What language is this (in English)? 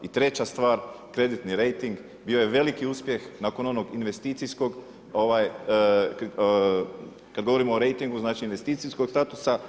Croatian